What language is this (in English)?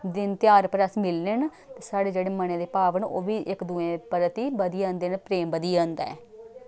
Dogri